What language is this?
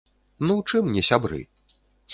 Belarusian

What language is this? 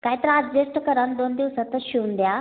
Marathi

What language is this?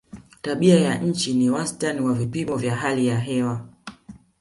Swahili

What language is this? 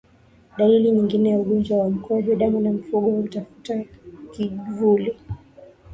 Swahili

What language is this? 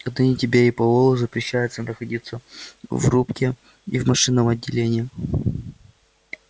Russian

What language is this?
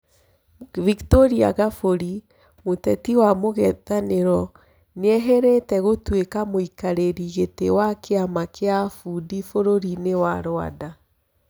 Kikuyu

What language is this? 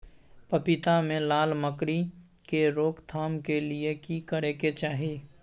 Maithili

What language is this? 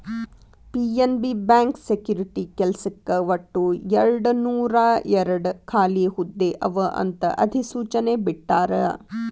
Kannada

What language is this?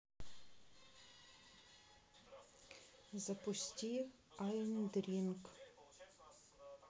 Russian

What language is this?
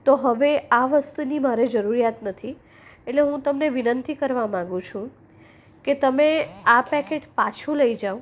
Gujarati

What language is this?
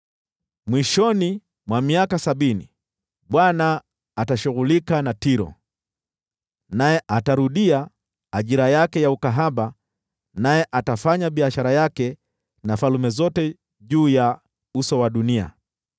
Swahili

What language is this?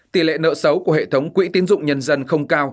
Vietnamese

